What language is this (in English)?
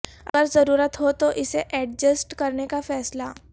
Urdu